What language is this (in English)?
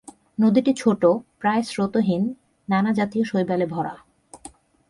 Bangla